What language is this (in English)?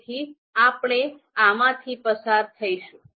Gujarati